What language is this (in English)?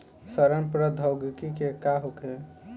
Bhojpuri